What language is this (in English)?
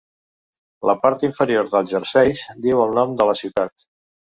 Catalan